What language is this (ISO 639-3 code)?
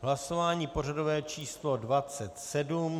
ces